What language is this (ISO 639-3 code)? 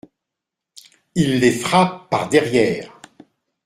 fra